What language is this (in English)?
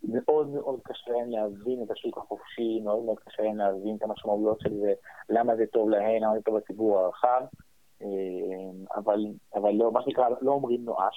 Hebrew